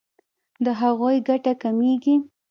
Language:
Pashto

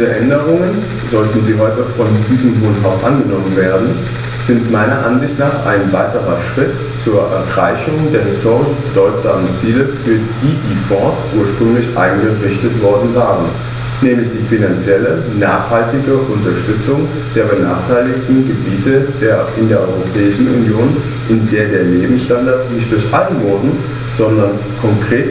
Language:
German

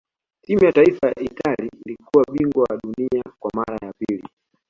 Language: Swahili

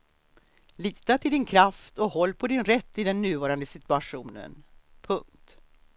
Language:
Swedish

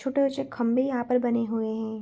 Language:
Hindi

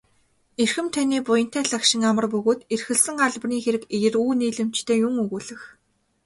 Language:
Mongolian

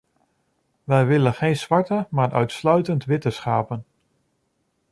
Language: Dutch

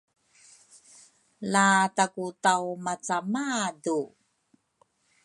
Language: Rukai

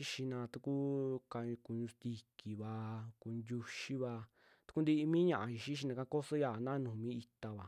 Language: Western Juxtlahuaca Mixtec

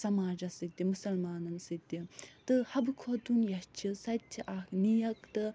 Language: Kashmiri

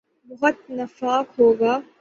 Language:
Urdu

